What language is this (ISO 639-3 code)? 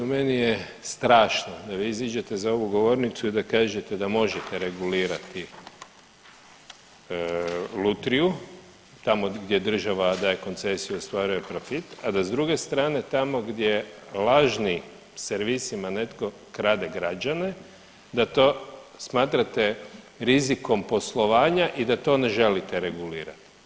hrv